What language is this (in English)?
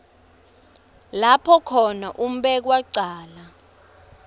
Swati